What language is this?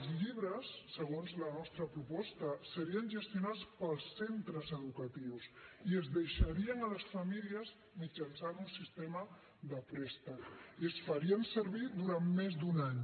Catalan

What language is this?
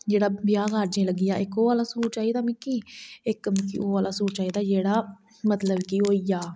Dogri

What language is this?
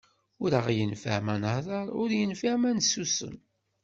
Kabyle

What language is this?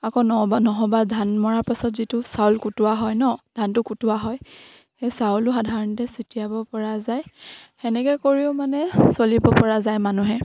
Assamese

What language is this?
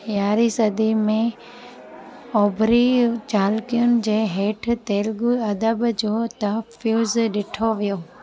Sindhi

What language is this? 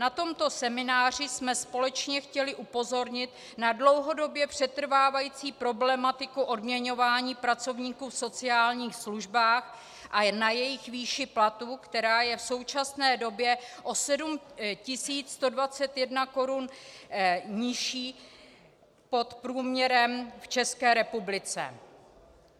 Czech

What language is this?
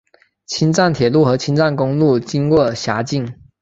Chinese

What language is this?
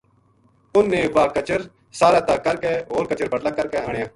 Gujari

